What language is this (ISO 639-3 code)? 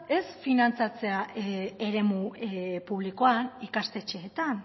eus